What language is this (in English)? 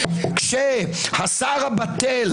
Hebrew